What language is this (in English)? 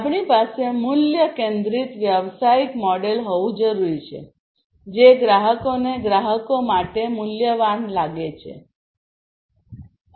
Gujarati